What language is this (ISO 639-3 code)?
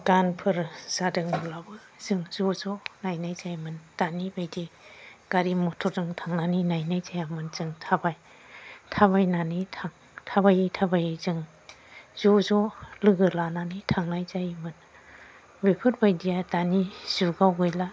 brx